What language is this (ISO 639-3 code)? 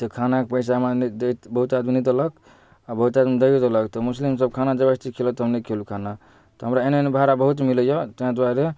mai